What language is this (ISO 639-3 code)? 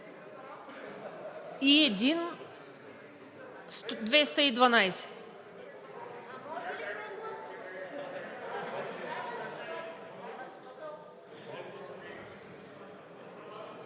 bul